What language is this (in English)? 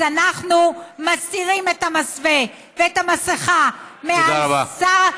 Hebrew